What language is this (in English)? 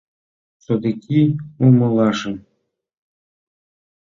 Mari